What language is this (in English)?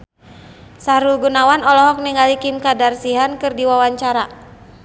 Sundanese